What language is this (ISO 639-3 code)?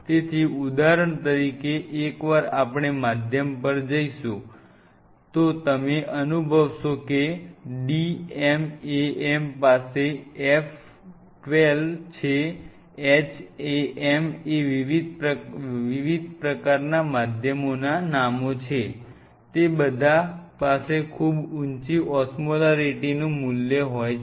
guj